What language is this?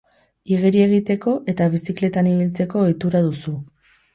Basque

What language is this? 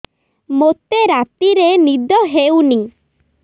Odia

